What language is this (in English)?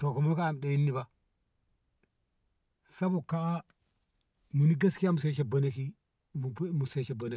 Ngamo